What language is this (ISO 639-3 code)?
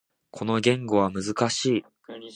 jpn